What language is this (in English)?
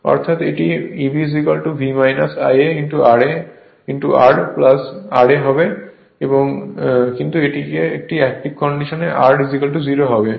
Bangla